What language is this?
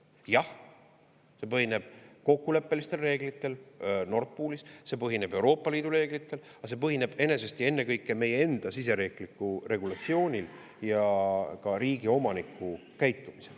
Estonian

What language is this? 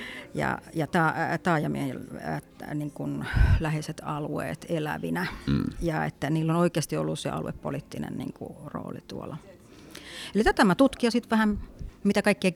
Finnish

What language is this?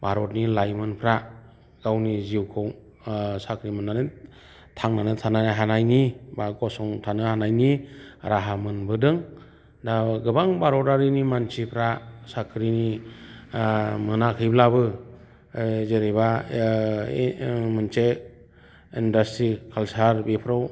Bodo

